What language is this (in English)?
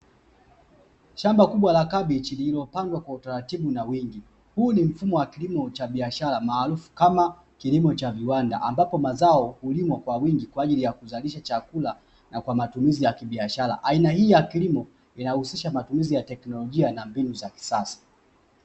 Swahili